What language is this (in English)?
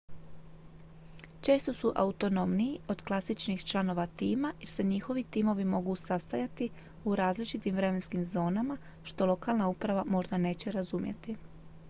Croatian